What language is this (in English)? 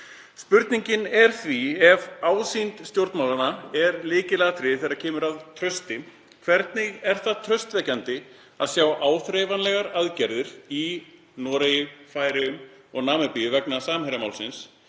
Icelandic